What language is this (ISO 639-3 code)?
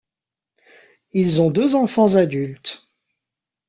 fra